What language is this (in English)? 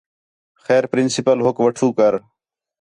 Khetrani